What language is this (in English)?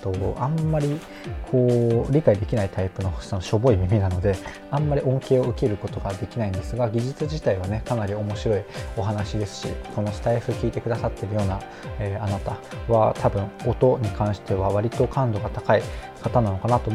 Japanese